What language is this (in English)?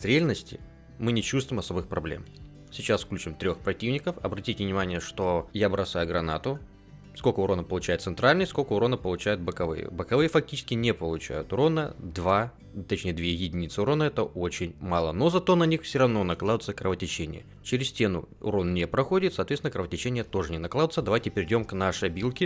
Russian